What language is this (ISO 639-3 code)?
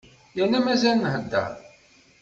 kab